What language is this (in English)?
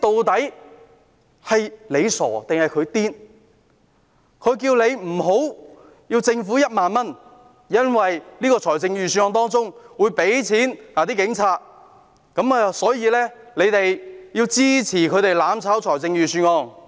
Cantonese